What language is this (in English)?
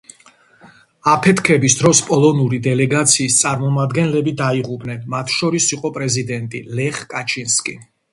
Georgian